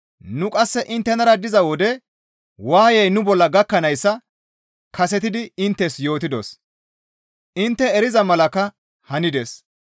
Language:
Gamo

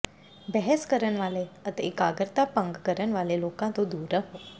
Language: Punjabi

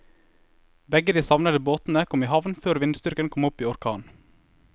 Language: Norwegian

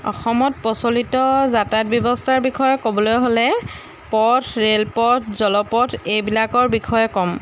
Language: Assamese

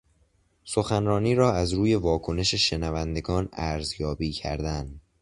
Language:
Persian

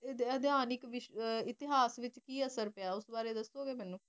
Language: Punjabi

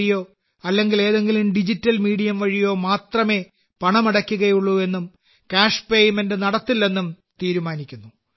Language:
Malayalam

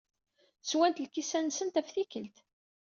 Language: Kabyle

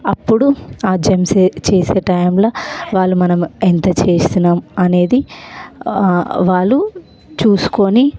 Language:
Telugu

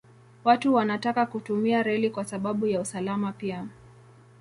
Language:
Swahili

